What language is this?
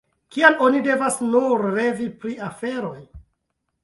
Esperanto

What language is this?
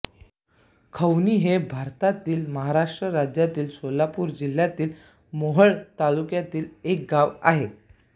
Marathi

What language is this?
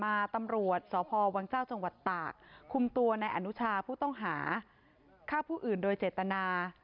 Thai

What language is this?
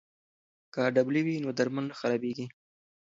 Pashto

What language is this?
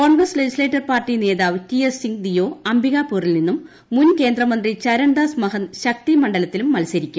Malayalam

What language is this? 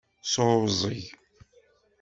Kabyle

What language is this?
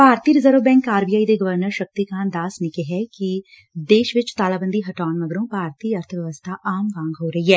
Punjabi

